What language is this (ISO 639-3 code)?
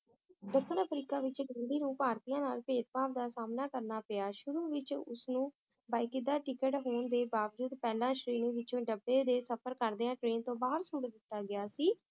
pan